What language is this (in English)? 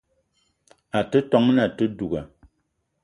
Eton (Cameroon)